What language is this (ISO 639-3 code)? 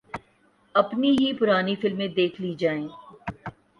urd